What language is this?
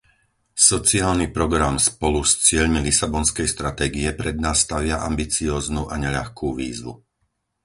Slovak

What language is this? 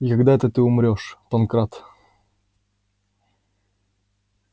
Russian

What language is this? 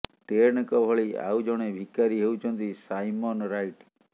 Odia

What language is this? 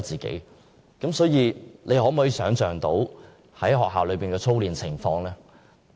Cantonese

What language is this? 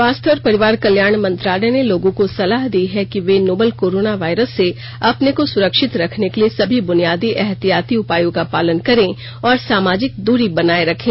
Hindi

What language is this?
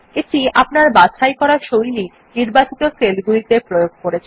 Bangla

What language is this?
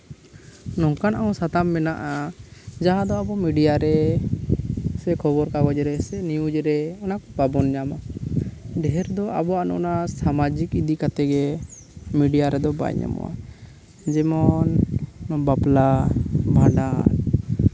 Santali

